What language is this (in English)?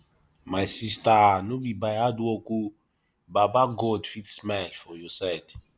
Nigerian Pidgin